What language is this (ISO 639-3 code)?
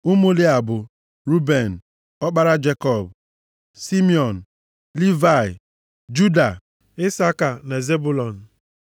ibo